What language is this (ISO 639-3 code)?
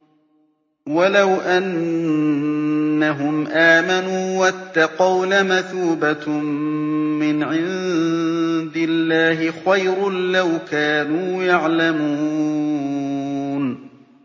ara